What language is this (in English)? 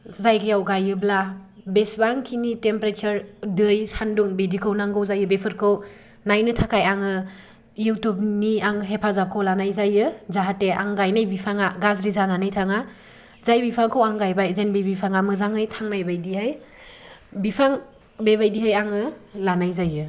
Bodo